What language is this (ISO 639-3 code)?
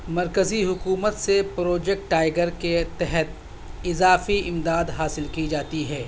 urd